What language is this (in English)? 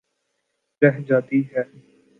Urdu